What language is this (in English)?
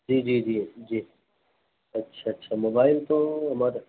Urdu